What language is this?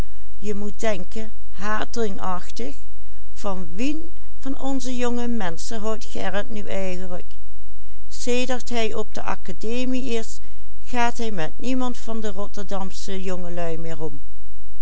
Dutch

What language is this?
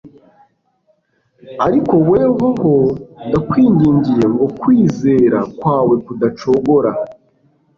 Kinyarwanda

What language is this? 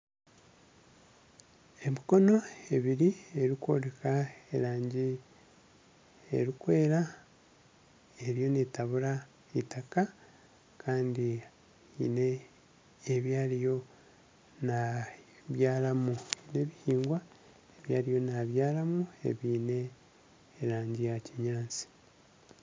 Nyankole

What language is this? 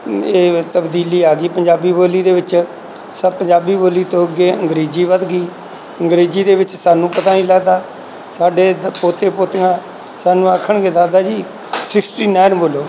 Punjabi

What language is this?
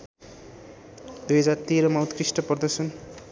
Nepali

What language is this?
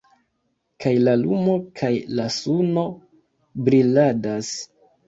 Esperanto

